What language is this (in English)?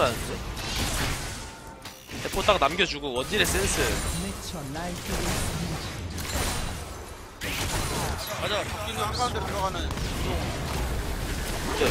Korean